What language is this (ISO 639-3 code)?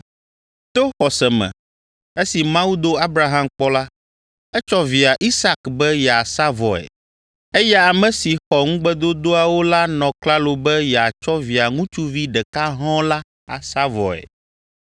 ewe